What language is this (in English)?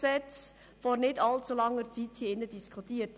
Swiss German